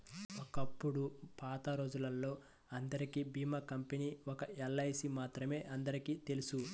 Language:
Telugu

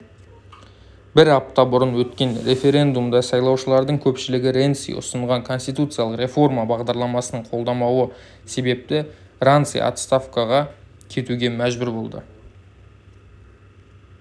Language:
Kazakh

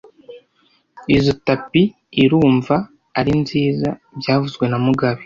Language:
Kinyarwanda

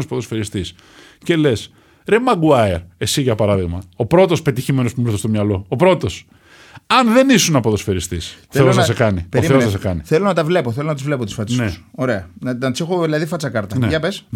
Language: Greek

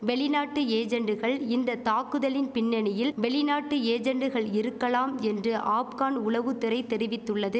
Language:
Tamil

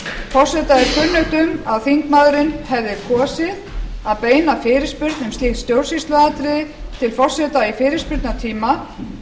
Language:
Icelandic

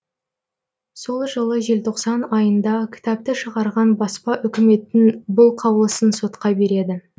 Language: Kazakh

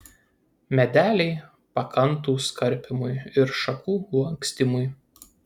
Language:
Lithuanian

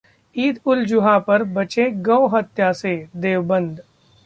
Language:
Hindi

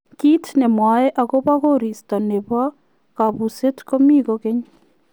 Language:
Kalenjin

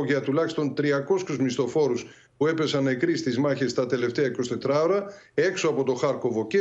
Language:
Greek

